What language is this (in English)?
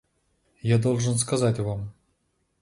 Russian